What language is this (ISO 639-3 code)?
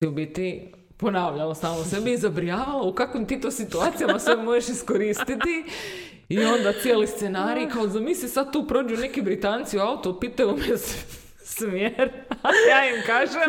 hrv